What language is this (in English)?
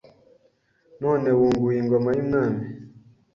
Kinyarwanda